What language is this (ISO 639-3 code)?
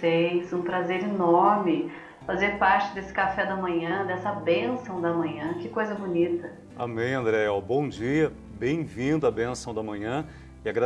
por